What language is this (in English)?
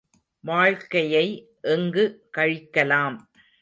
Tamil